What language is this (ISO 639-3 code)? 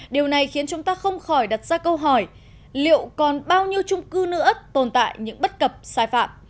vie